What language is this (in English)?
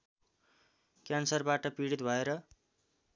Nepali